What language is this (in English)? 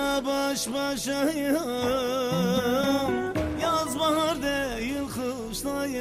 Turkish